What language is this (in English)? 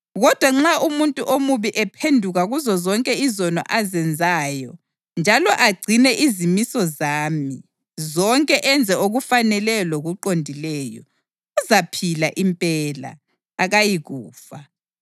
North Ndebele